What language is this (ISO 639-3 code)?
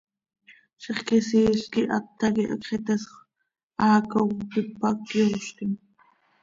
sei